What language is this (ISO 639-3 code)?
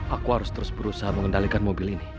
ind